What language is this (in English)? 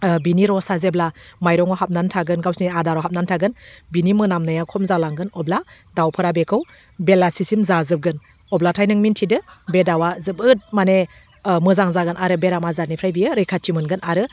Bodo